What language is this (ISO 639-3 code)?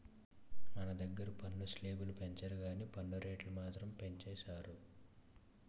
tel